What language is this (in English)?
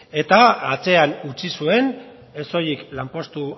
Basque